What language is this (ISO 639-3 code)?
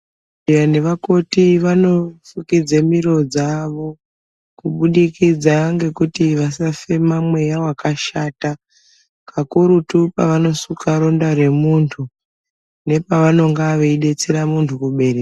ndc